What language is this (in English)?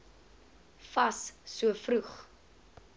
Afrikaans